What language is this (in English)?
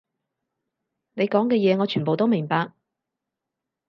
Cantonese